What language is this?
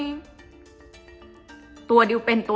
Thai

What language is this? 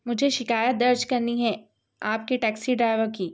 Urdu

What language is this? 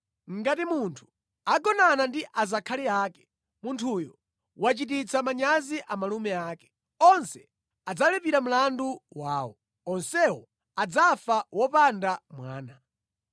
Nyanja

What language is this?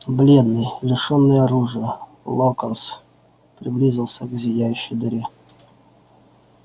Russian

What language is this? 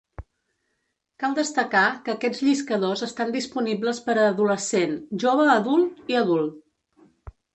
Catalan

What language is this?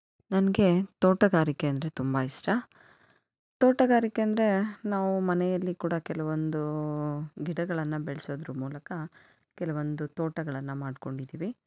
Kannada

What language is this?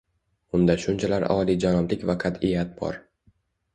Uzbek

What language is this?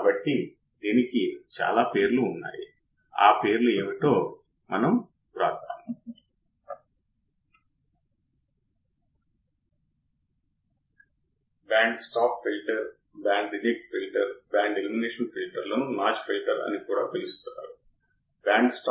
Telugu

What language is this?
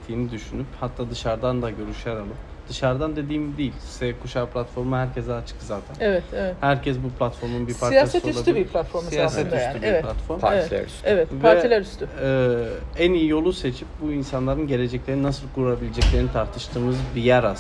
Turkish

